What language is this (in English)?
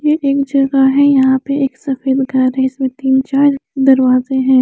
Hindi